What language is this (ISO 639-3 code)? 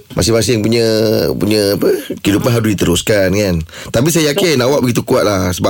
msa